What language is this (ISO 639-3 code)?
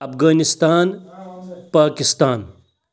kas